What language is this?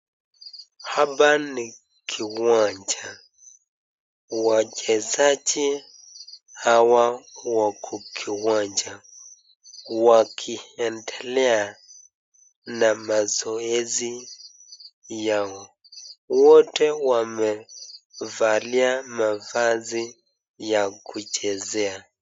Swahili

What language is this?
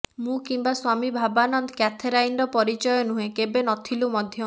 Odia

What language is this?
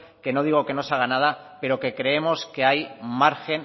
Spanish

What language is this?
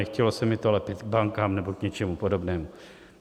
Czech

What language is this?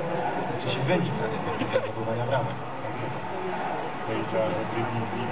Polish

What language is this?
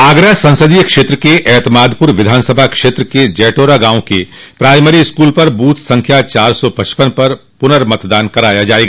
Hindi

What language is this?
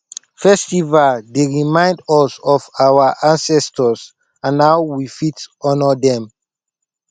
Nigerian Pidgin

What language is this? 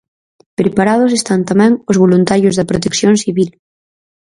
Galician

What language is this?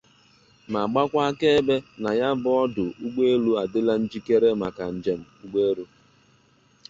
Igbo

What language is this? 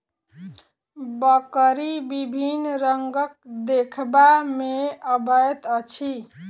Maithili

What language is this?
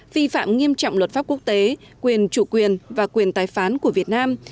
Vietnamese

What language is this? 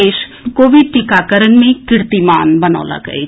Maithili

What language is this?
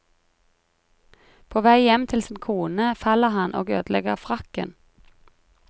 Norwegian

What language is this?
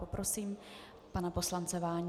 Czech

